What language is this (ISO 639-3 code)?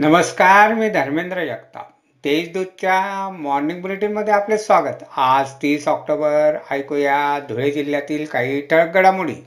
mar